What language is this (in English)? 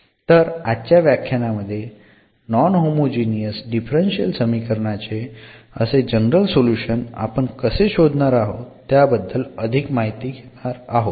Marathi